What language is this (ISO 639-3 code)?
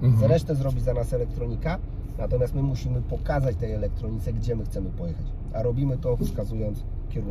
pol